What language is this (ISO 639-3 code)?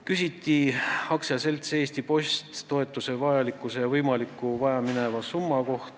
est